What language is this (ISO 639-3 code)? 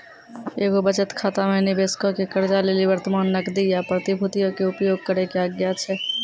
mai